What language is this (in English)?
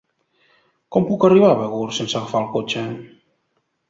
Catalan